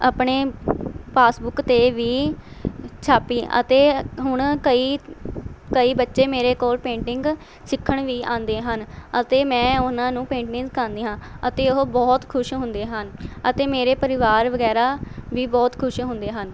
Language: Punjabi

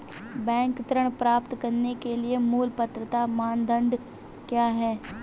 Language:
Hindi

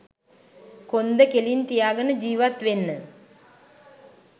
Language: Sinhala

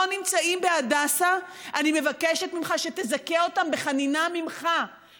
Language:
Hebrew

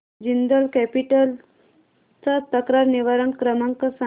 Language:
Marathi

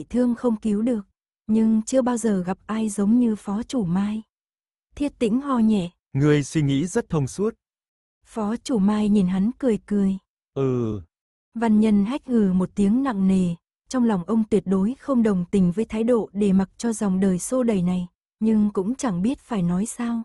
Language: Vietnamese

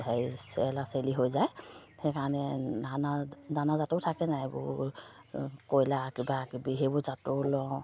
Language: Assamese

